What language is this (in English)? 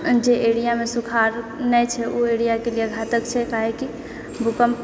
Maithili